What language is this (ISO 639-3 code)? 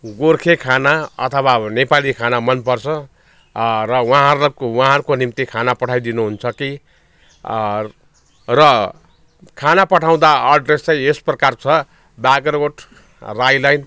nep